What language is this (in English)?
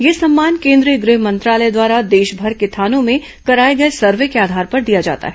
Hindi